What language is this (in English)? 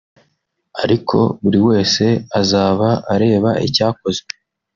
Kinyarwanda